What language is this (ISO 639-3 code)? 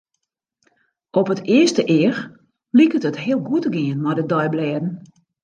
fry